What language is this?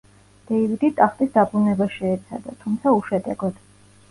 Georgian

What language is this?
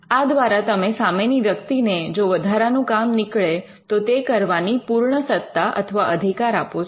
Gujarati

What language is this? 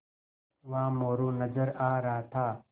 Hindi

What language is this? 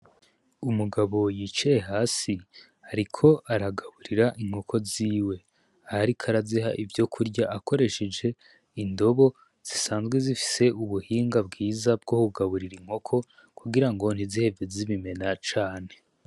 Rundi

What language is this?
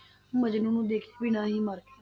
Punjabi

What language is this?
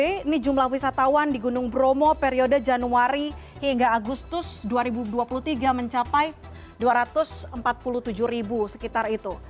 Indonesian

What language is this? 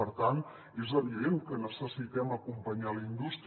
Catalan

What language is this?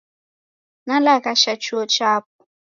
Taita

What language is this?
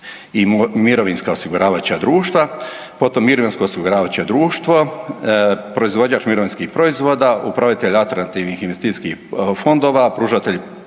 Croatian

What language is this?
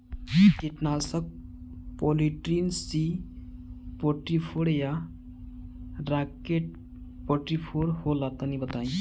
Bhojpuri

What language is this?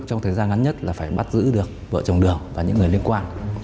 Vietnamese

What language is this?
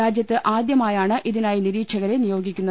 Malayalam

